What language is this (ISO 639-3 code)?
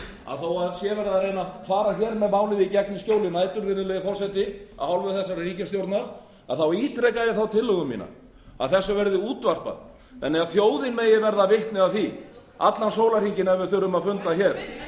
isl